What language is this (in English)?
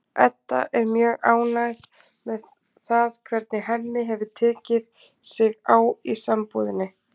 Icelandic